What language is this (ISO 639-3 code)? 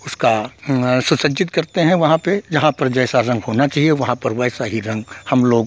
hin